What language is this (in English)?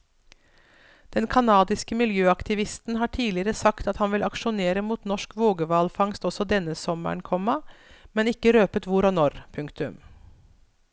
Norwegian